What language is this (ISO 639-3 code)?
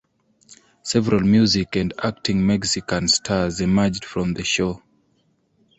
eng